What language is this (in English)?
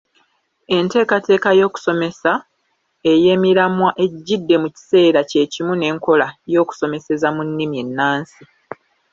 Ganda